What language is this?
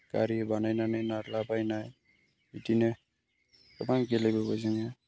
Bodo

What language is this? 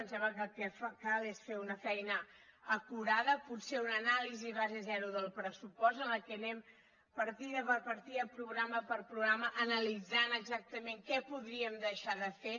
Catalan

